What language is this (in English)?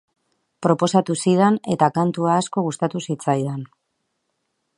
Basque